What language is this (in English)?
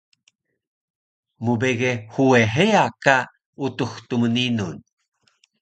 Taroko